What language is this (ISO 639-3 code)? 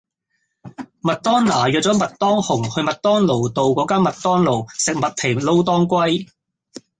yue